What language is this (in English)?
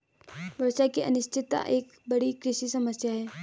Hindi